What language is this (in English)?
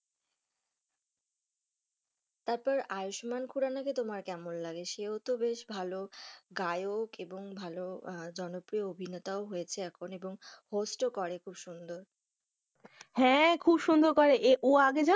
Bangla